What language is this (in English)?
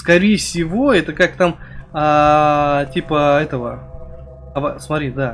Russian